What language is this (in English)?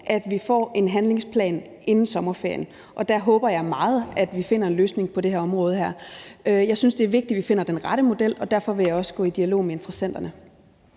Danish